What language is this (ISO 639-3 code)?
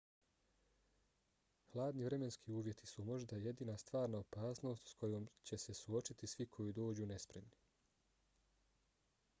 bos